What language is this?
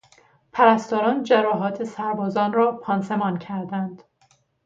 Persian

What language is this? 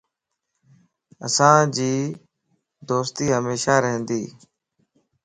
Lasi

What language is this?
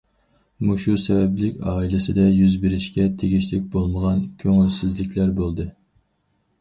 Uyghur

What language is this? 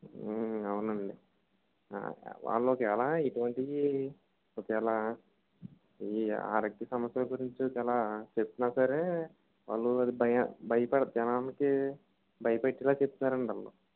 Telugu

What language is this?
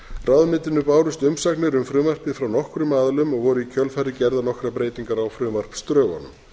Icelandic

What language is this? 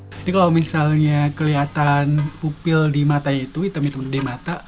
Indonesian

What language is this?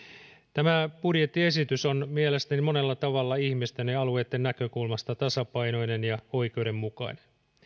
Finnish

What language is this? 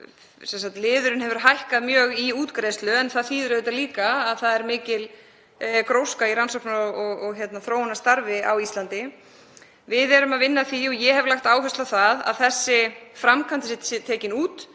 Icelandic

